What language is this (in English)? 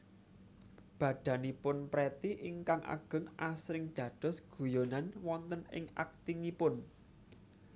Javanese